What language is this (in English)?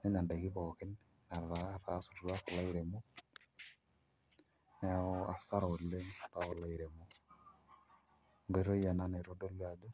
Masai